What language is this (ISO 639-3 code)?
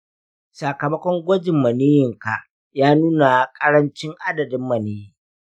hau